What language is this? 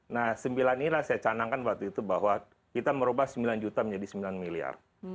Indonesian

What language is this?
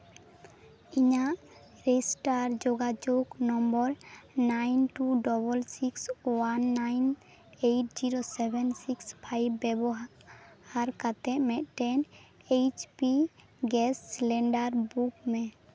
Santali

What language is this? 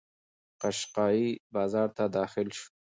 Pashto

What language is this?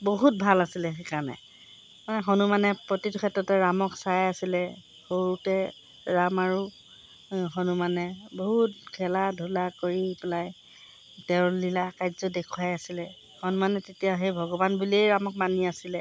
Assamese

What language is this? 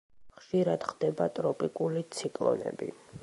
Georgian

